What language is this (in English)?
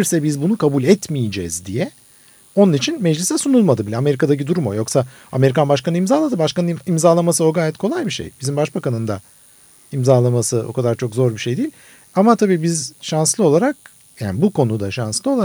Turkish